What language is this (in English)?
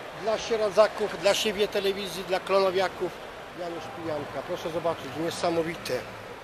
Polish